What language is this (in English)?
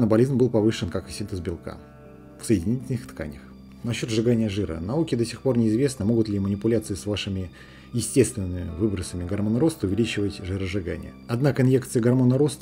Russian